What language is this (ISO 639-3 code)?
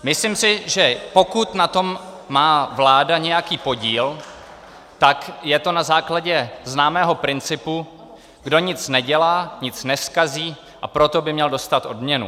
ces